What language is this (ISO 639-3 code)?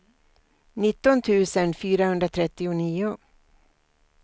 swe